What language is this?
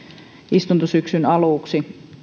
Finnish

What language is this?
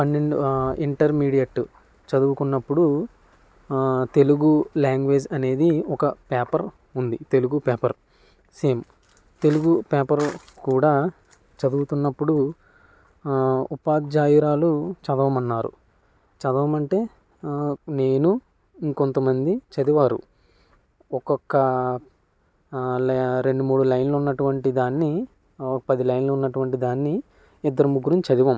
Telugu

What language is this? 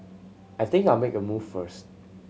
English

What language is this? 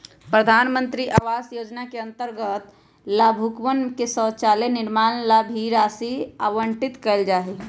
Magahi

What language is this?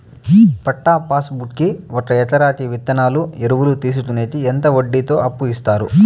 Telugu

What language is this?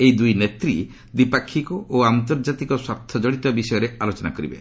Odia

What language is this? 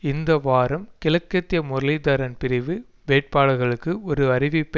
Tamil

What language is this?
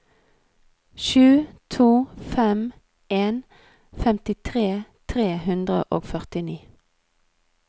Norwegian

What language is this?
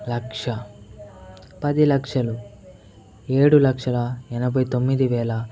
Telugu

